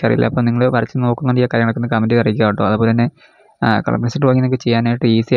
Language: Malayalam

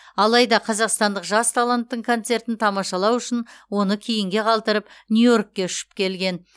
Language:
Kazakh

